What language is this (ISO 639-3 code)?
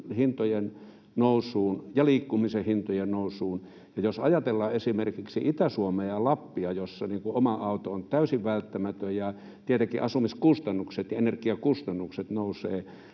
fin